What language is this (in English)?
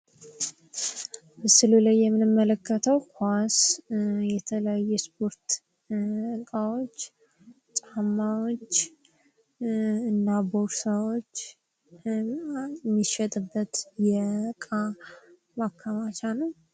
Amharic